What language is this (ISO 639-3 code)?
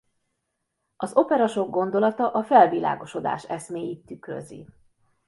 hun